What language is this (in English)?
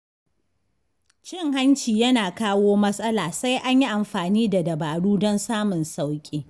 Hausa